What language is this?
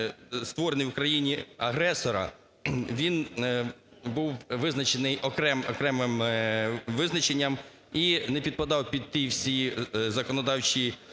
Ukrainian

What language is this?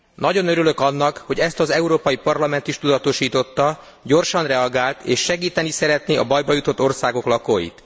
Hungarian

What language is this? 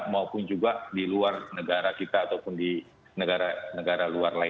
Indonesian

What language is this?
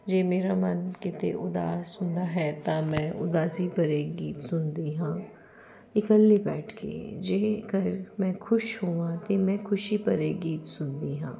Punjabi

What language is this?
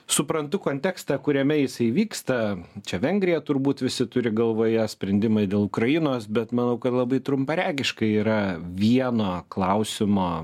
Lithuanian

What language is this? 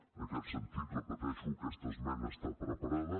Catalan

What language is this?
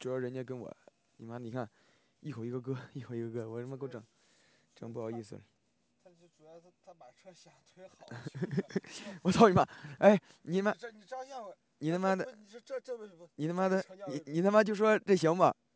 Chinese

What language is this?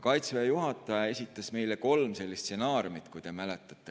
Estonian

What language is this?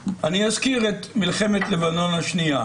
Hebrew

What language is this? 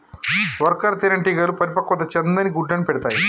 Telugu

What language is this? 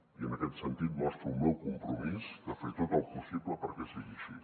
Catalan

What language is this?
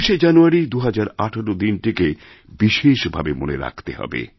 Bangla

